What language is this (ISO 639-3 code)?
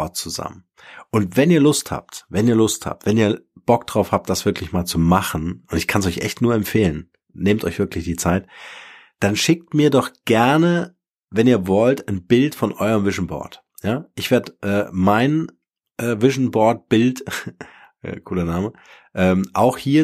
deu